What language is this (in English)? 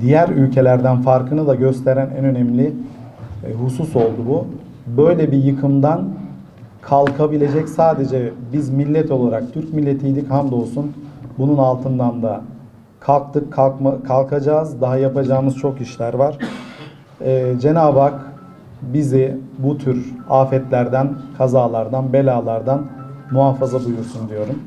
Turkish